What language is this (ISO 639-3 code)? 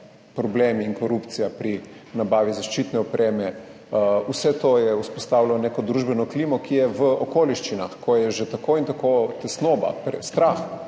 slv